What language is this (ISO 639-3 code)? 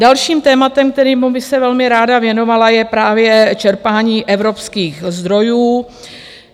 ces